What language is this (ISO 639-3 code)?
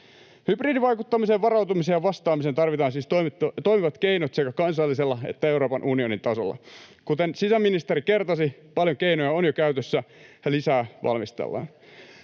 fin